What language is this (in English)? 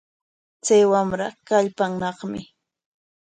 Corongo Ancash Quechua